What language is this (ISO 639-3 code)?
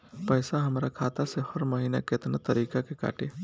bho